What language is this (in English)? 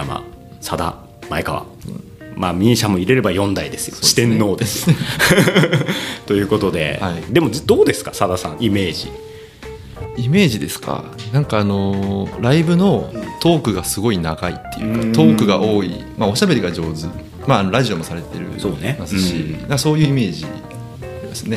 Japanese